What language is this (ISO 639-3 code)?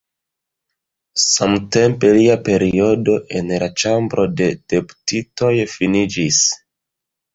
epo